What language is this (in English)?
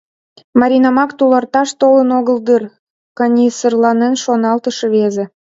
Mari